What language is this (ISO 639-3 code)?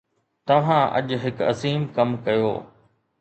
snd